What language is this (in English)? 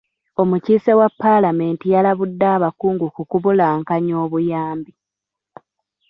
Ganda